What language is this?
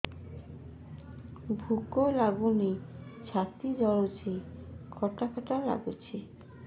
Odia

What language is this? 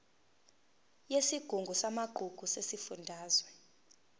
Zulu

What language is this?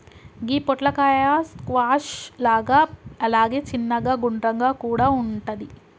Telugu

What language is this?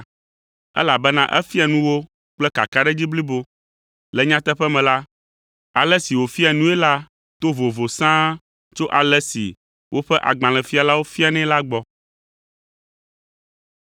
Ewe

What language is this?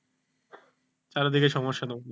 Bangla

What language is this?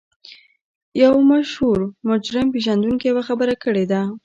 Pashto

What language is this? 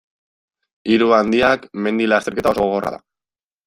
Basque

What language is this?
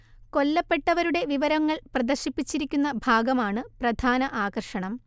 Malayalam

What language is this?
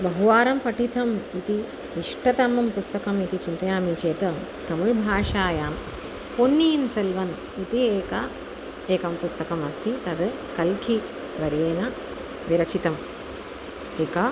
Sanskrit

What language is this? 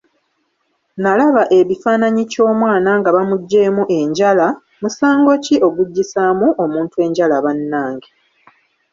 Ganda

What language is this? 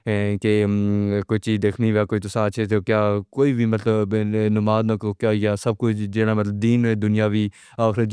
Pahari-Potwari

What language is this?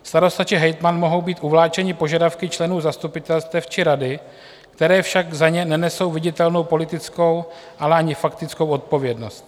Czech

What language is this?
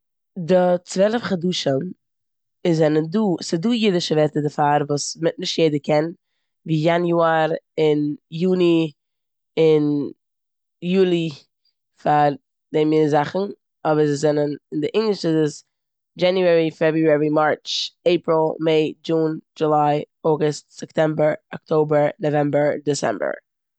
Yiddish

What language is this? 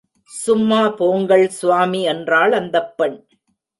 Tamil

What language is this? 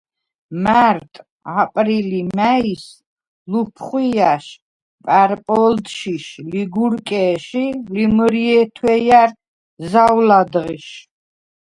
Svan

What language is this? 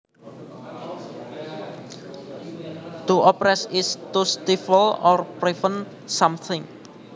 Javanese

